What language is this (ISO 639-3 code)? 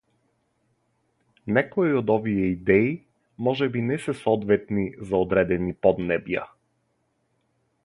mkd